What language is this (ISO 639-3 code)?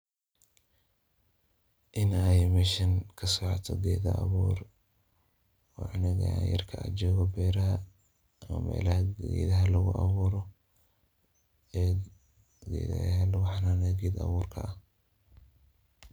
som